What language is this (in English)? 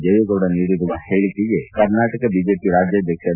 Kannada